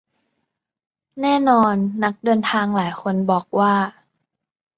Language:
Thai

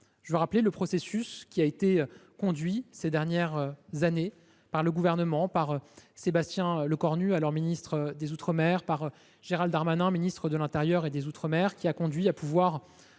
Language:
French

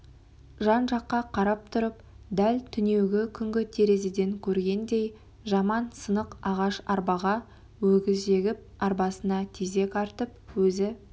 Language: Kazakh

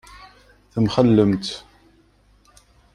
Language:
Kabyle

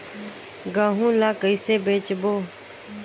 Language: Chhattisgarhi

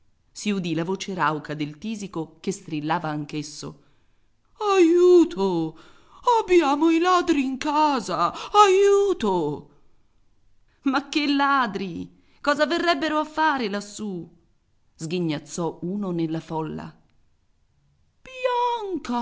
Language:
Italian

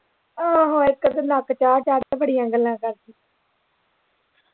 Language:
Punjabi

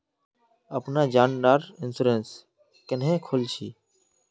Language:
Magahi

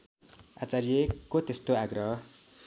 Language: Nepali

